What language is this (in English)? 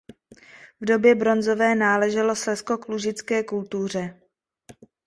Czech